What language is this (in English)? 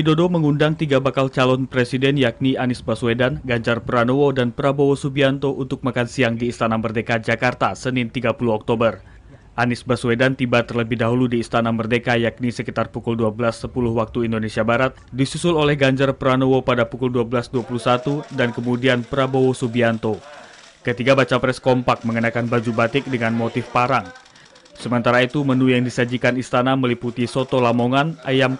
Indonesian